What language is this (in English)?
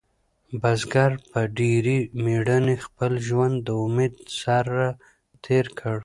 Pashto